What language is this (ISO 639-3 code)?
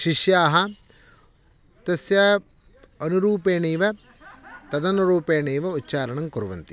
san